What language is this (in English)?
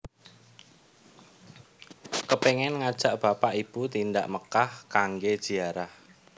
Javanese